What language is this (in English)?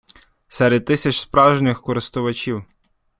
Ukrainian